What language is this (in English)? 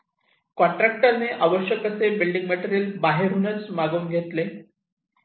Marathi